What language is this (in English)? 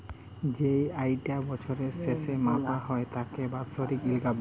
Bangla